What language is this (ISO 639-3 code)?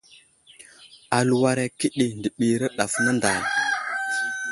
udl